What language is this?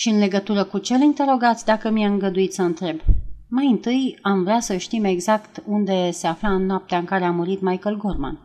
Romanian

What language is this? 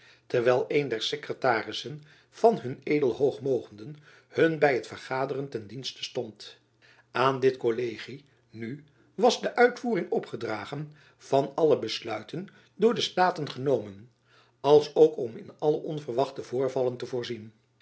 Dutch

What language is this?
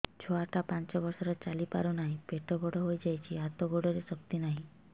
Odia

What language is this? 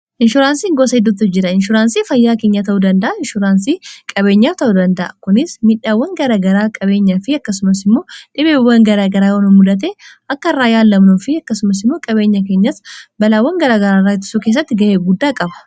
Oromo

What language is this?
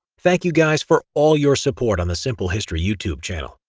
English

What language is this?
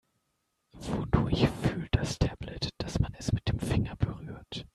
German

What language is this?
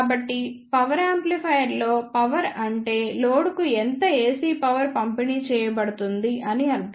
Telugu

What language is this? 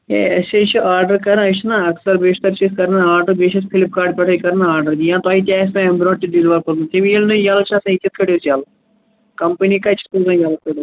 Kashmiri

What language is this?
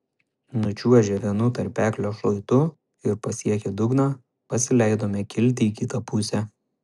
Lithuanian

